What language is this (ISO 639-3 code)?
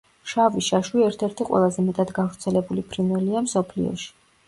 kat